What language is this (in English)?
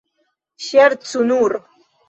Esperanto